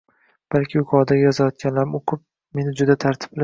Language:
Uzbek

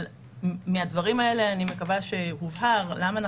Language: Hebrew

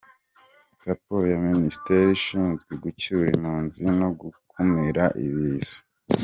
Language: Kinyarwanda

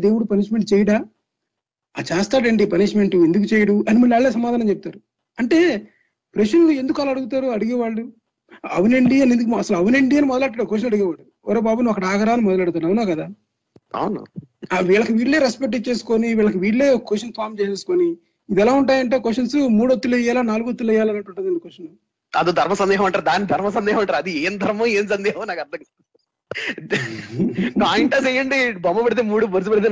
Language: Telugu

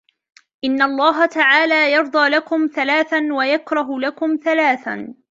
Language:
Arabic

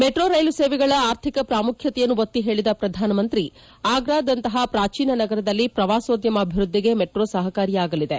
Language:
Kannada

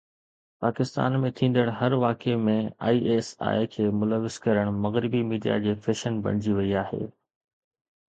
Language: Sindhi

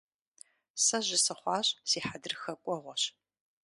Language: Kabardian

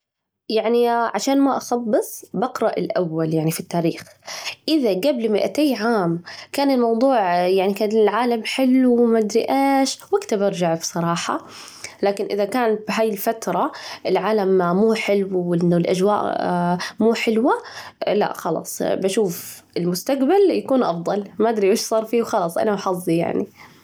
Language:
Najdi Arabic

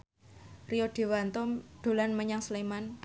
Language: Javanese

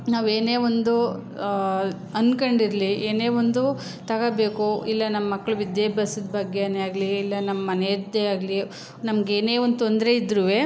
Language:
Kannada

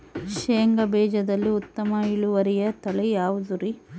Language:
Kannada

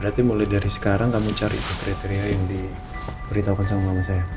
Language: Indonesian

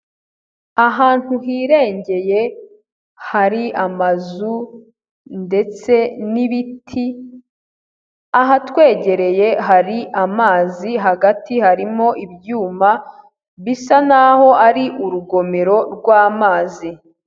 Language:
Kinyarwanda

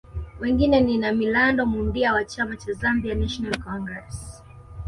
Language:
Swahili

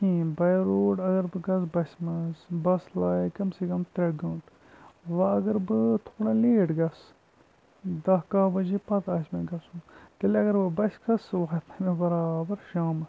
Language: Kashmiri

